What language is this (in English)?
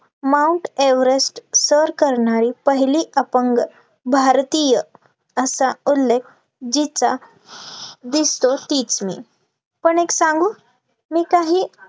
Marathi